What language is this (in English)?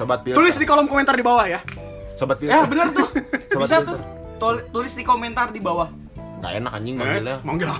Indonesian